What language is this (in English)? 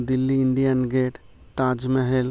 Odia